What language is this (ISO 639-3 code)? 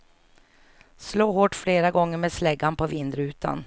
swe